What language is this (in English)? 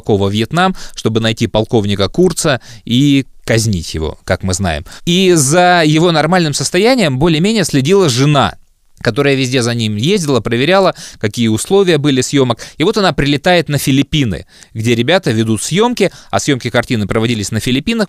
Russian